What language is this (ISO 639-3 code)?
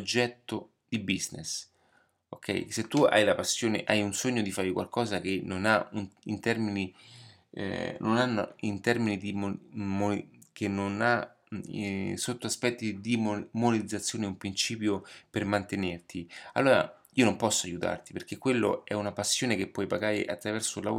ita